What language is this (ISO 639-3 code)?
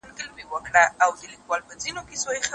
pus